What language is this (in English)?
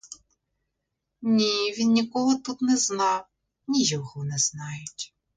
Ukrainian